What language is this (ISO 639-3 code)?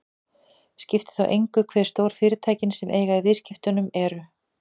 isl